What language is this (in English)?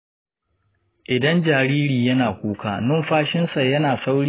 Hausa